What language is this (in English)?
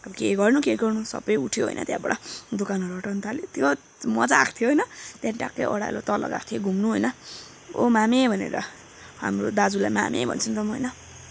Nepali